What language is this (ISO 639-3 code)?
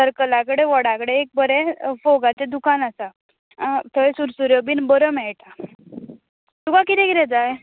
kok